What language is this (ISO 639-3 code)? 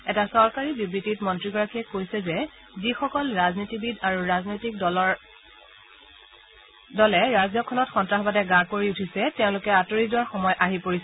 asm